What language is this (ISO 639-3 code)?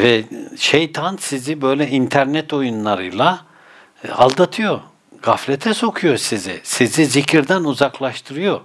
tur